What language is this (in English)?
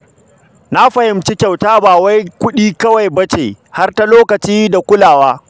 Hausa